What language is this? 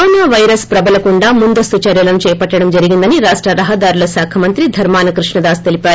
Telugu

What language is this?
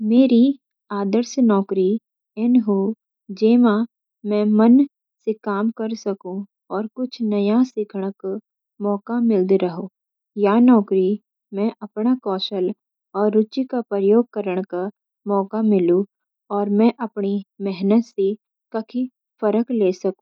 Garhwali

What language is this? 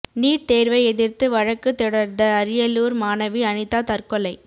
Tamil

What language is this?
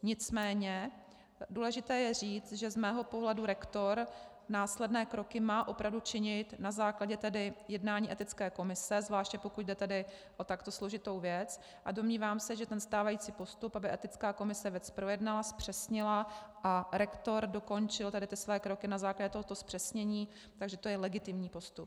Czech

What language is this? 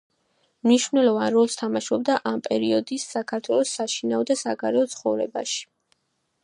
Georgian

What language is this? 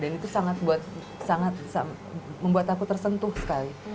Indonesian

